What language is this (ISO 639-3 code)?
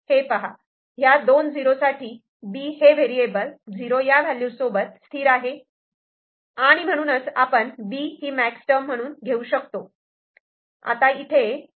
mar